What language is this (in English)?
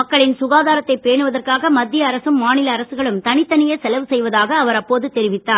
Tamil